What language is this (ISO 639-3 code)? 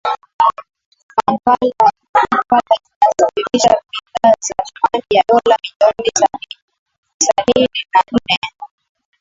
swa